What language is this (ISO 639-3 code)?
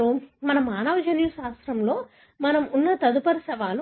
tel